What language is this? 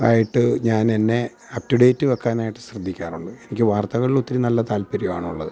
Malayalam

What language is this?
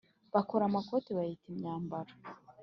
Kinyarwanda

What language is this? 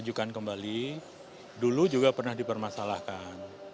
Indonesian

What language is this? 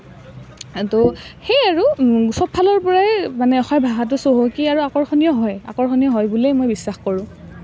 Assamese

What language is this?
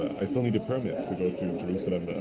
English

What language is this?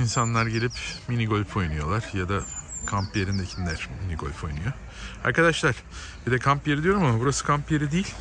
Turkish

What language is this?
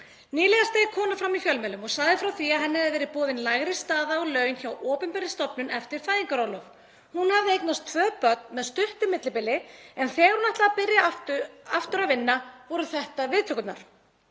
Icelandic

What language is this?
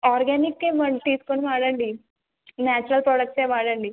Telugu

